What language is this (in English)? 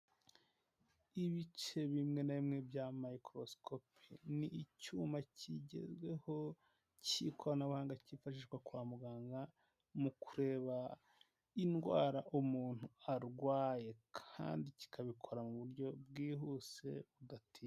Kinyarwanda